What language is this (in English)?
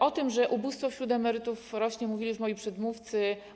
Polish